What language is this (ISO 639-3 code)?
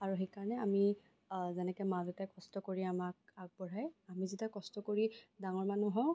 asm